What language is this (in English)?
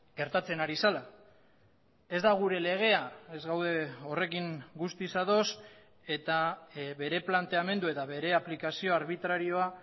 Basque